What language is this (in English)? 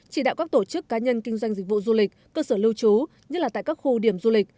Vietnamese